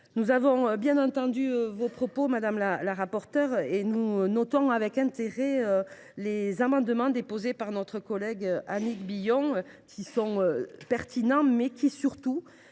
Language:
French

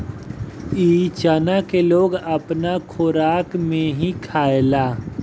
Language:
Bhojpuri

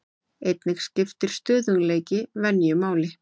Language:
Icelandic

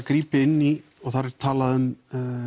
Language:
Icelandic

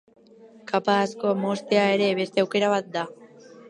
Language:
Basque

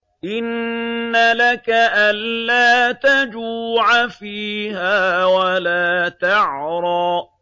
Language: Arabic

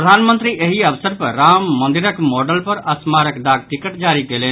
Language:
Maithili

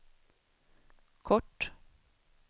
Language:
Swedish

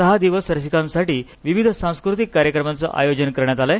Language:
Marathi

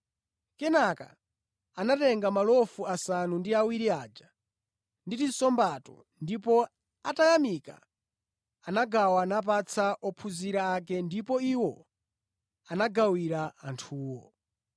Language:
Nyanja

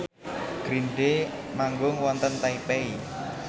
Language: Javanese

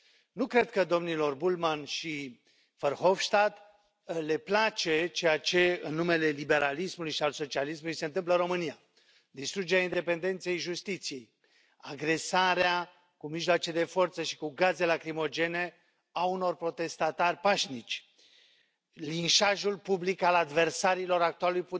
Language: Romanian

